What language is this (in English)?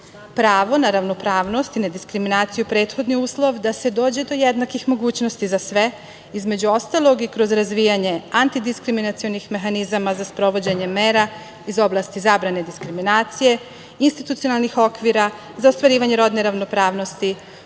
Serbian